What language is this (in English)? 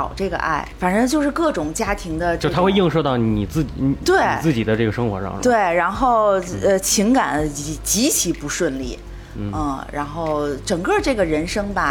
Chinese